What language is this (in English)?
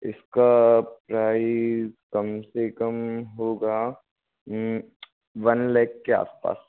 Hindi